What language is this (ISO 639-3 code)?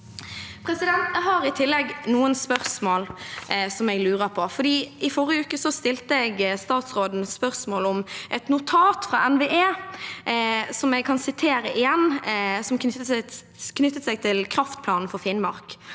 nor